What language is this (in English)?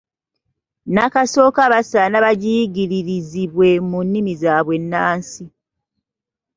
Ganda